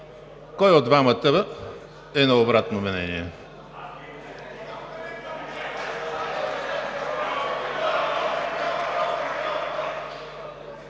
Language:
Bulgarian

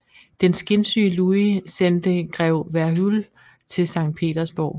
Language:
Danish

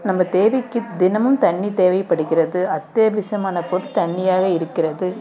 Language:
Tamil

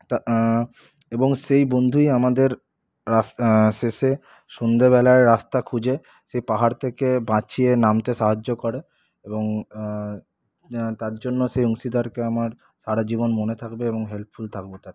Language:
Bangla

